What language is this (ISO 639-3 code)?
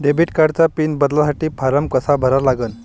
mar